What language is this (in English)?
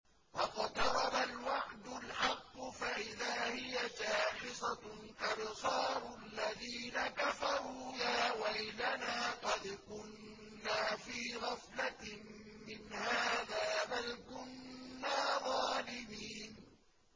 Arabic